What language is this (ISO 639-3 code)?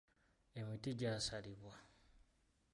lug